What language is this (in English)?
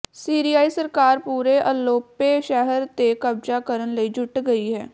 Punjabi